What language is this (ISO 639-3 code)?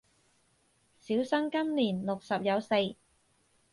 yue